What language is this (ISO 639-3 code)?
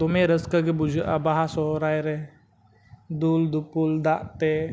sat